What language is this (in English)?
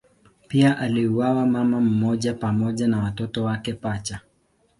Swahili